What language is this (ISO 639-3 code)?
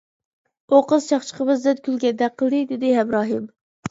uig